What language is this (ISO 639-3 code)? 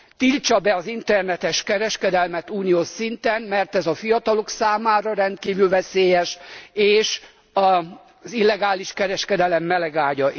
hun